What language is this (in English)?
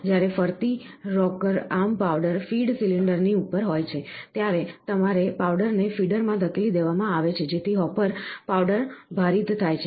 Gujarati